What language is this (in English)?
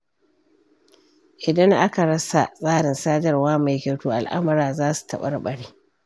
Hausa